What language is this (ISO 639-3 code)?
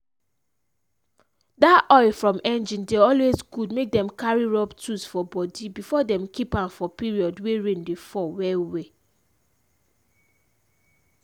pcm